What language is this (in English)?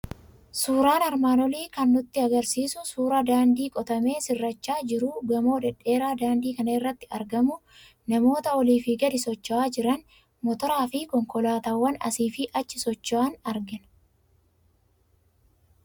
Oromo